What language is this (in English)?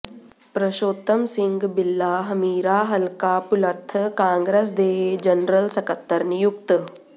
Punjabi